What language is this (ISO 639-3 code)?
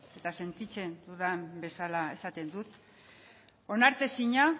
eus